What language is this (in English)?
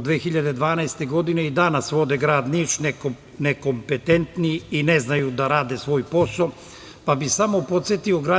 Serbian